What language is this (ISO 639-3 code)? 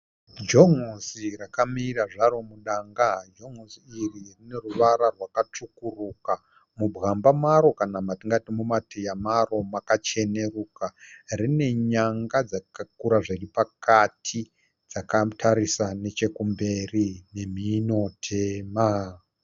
sna